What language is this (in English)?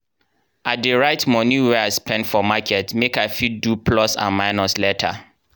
Nigerian Pidgin